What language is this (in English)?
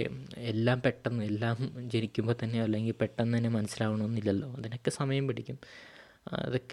Malayalam